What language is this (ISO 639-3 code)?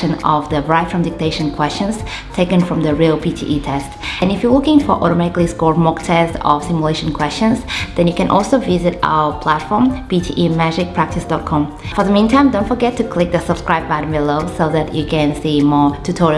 eng